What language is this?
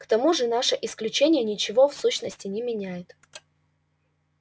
Russian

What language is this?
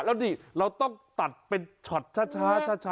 Thai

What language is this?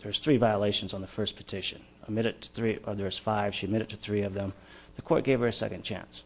English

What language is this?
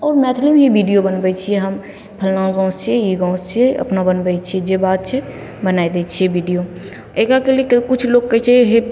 Maithili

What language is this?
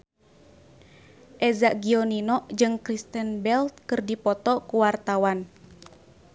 Sundanese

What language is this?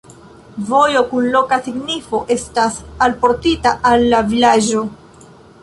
Esperanto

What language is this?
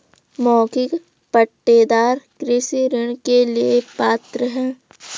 Hindi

